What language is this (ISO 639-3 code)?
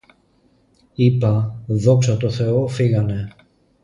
ell